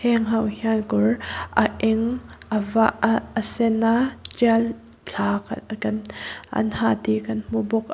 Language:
Mizo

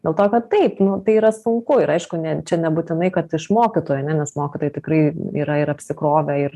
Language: Lithuanian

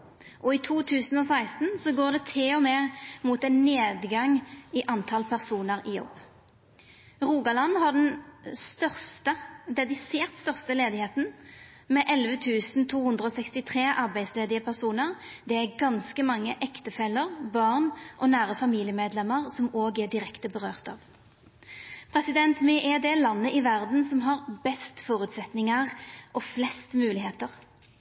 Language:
Norwegian Nynorsk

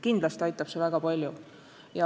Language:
Estonian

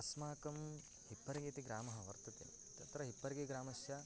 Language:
Sanskrit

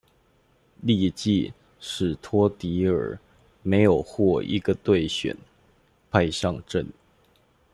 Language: Chinese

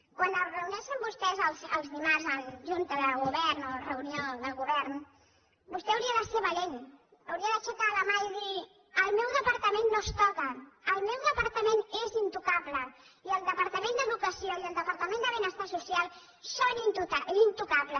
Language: Catalan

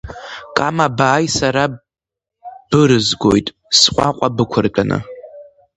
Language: Abkhazian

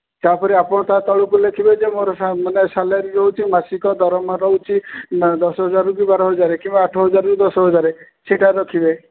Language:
Odia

